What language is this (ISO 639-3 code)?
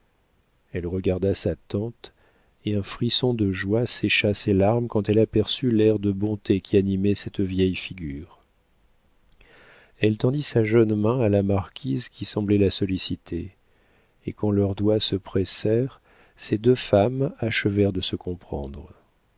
fra